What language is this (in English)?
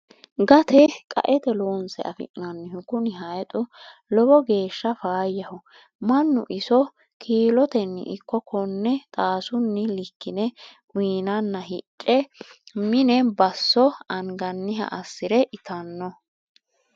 Sidamo